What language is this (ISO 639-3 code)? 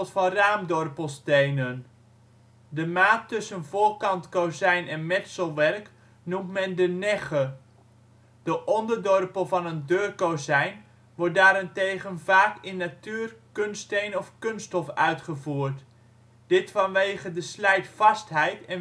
nld